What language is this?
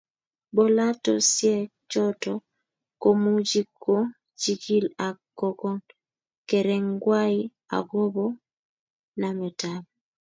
Kalenjin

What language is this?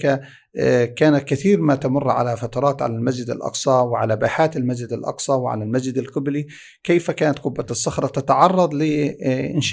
Arabic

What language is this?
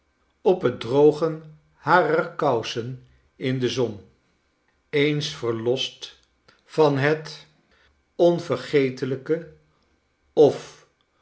Dutch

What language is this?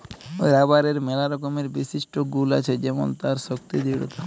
Bangla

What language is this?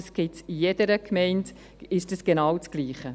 Swiss German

